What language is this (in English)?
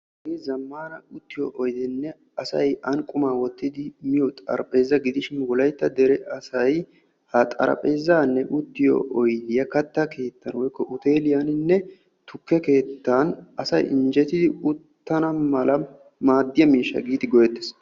Wolaytta